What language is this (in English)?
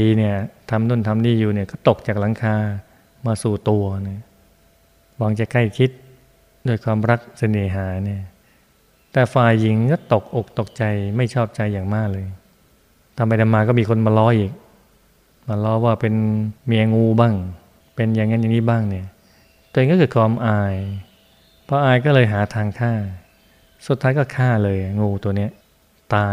Thai